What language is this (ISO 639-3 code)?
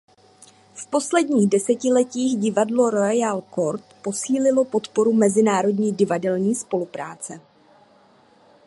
ces